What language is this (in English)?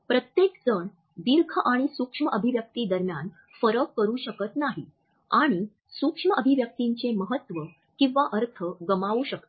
Marathi